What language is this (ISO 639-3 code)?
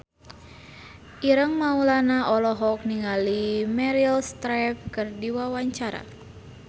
sun